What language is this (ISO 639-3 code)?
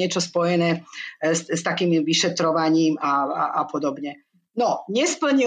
slk